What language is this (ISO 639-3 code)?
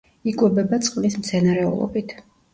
kat